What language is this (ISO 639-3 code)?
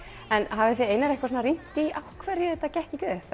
isl